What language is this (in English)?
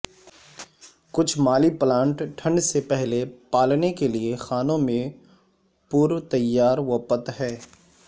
Urdu